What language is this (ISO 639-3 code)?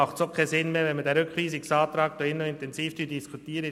gsw